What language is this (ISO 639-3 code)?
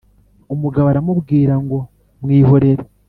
kin